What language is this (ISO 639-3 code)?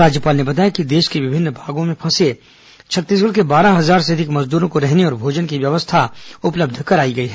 hin